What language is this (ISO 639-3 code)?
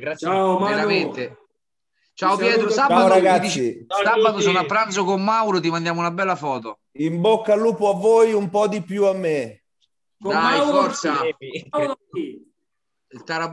ita